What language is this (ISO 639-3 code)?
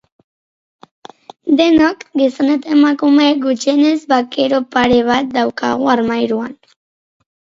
eus